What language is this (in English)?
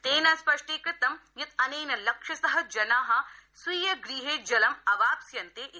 Sanskrit